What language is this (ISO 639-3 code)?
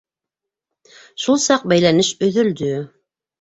bak